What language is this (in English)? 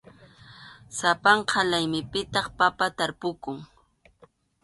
Arequipa-La Unión Quechua